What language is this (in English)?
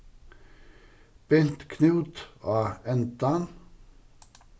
Faroese